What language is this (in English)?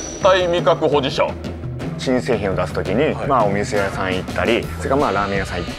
Japanese